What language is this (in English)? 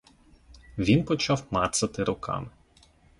Ukrainian